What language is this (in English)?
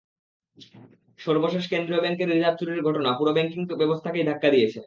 Bangla